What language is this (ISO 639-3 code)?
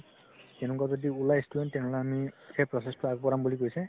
asm